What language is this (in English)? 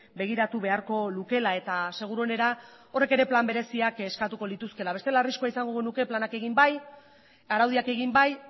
Basque